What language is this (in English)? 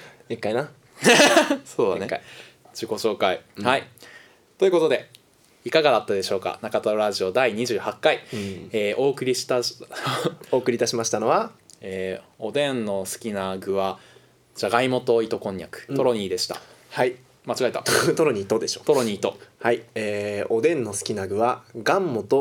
Japanese